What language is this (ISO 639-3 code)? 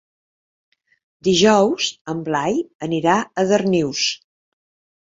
cat